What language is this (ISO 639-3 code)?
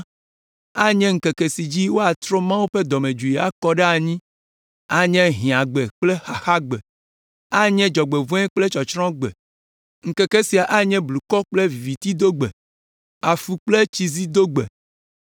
ewe